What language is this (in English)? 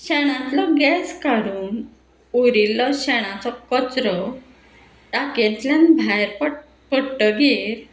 Konkani